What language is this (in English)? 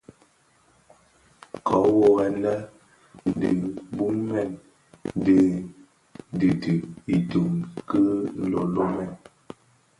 Bafia